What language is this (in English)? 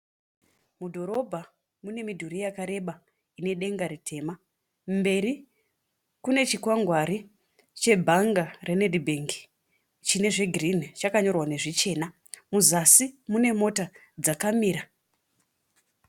Shona